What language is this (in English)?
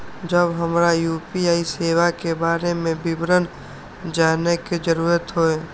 Maithili